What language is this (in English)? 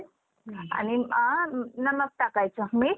Marathi